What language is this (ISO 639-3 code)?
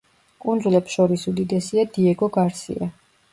kat